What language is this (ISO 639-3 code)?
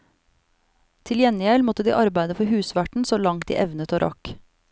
nor